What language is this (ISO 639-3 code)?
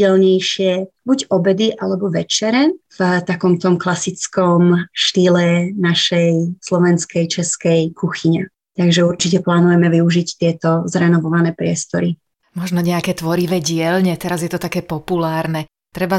slk